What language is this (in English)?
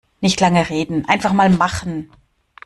German